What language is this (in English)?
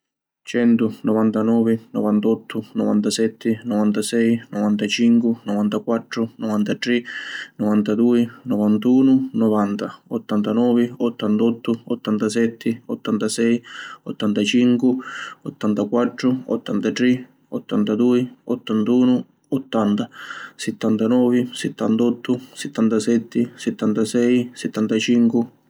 Sicilian